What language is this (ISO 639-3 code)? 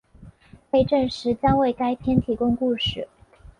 zho